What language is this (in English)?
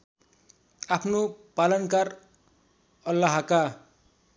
Nepali